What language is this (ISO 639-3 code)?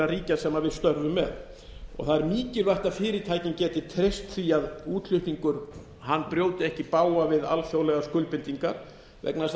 isl